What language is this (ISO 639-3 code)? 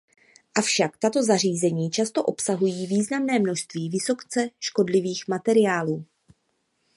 ces